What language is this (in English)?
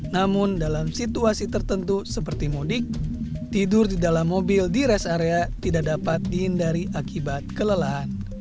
Indonesian